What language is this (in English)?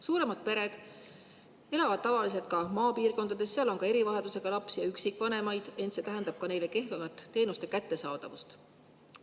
Estonian